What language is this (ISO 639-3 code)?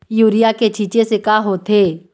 hne